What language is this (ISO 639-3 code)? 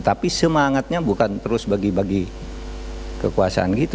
ind